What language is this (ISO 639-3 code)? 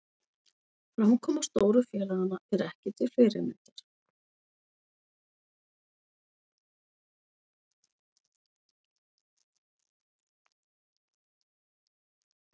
isl